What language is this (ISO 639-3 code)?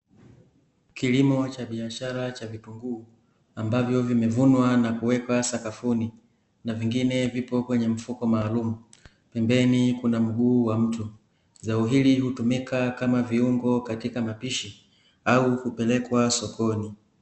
swa